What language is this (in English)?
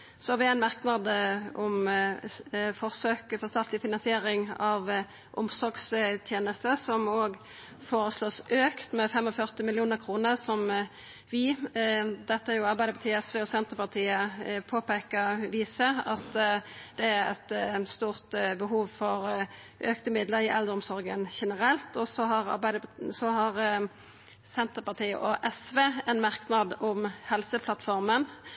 Norwegian Nynorsk